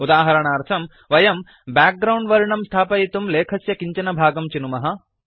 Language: Sanskrit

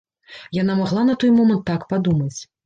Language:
Belarusian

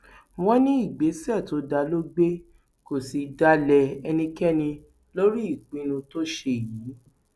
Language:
Yoruba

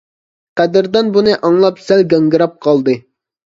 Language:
Uyghur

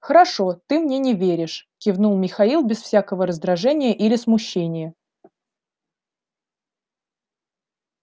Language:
Russian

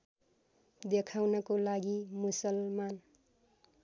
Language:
Nepali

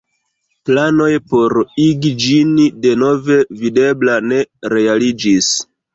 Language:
Esperanto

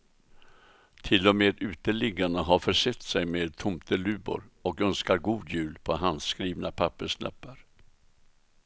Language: Swedish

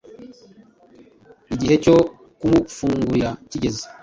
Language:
Kinyarwanda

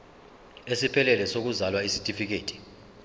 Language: Zulu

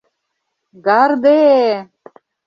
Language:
Mari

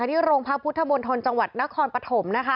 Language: Thai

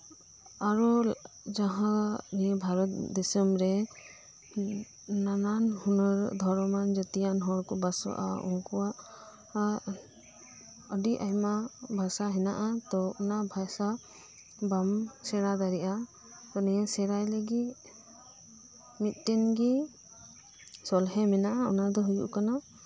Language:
Santali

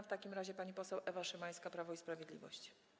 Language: Polish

